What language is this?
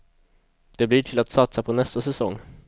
Swedish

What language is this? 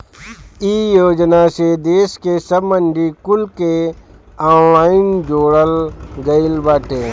Bhojpuri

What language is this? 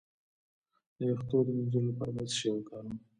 Pashto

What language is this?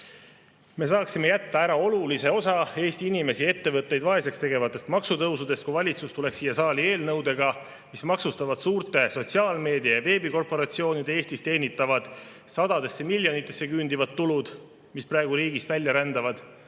Estonian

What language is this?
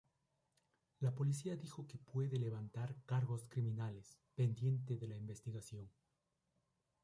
Spanish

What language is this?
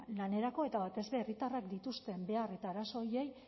Basque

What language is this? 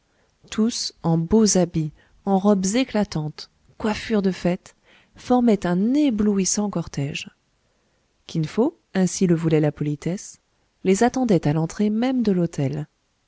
French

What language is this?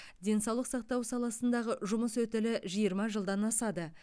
Kazakh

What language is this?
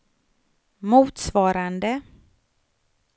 Swedish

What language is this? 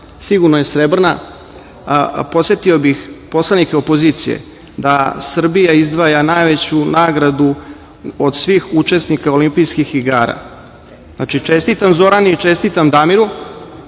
Serbian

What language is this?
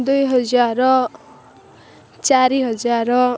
Odia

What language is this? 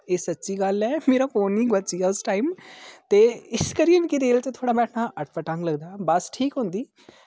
Dogri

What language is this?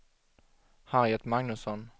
Swedish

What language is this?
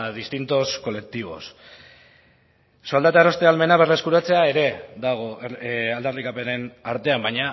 Basque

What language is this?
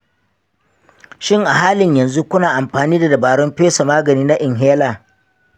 Hausa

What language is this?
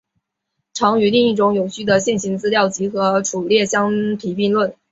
Chinese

